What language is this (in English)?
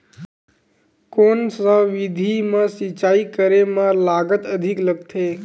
Chhattisgarhi